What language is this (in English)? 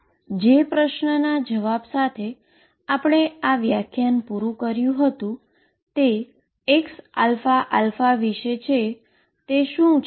Gujarati